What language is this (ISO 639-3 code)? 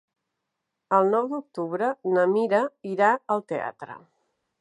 cat